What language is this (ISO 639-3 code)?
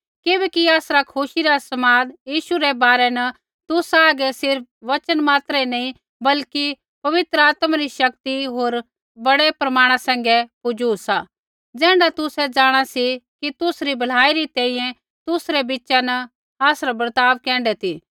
kfx